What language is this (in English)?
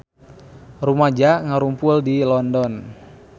Sundanese